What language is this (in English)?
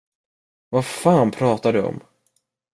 Swedish